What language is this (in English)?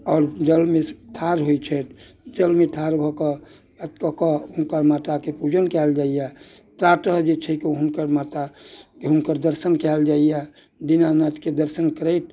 Maithili